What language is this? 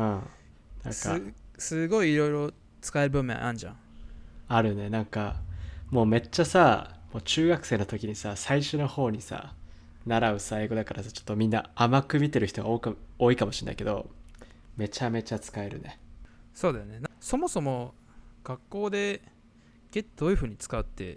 Japanese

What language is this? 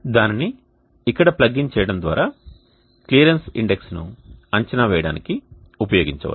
Telugu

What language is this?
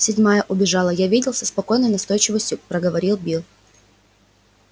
Russian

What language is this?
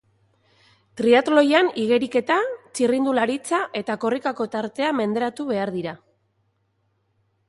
Basque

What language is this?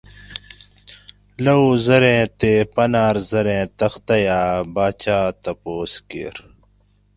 Gawri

